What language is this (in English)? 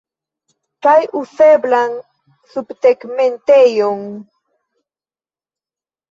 Esperanto